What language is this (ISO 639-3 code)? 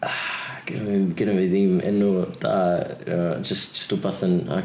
cym